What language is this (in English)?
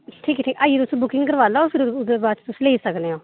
Dogri